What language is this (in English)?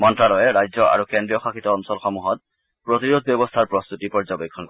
Assamese